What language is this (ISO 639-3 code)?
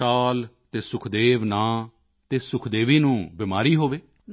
pan